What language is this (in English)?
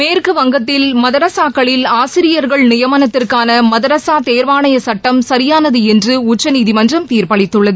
Tamil